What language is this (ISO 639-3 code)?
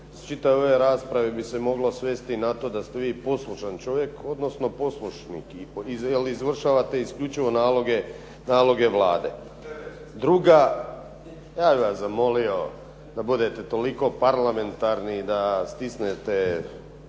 hrv